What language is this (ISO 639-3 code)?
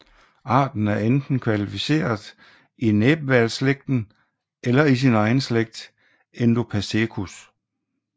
dan